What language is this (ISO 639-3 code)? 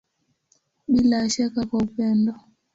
swa